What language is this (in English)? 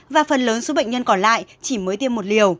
Vietnamese